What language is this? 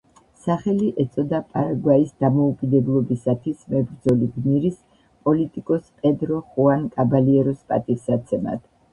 Georgian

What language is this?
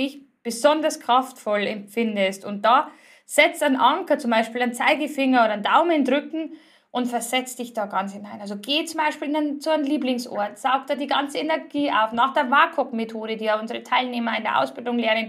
German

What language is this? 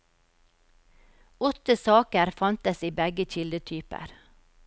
Norwegian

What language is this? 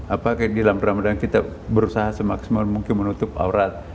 Indonesian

